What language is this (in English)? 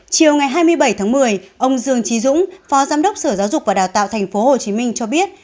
Vietnamese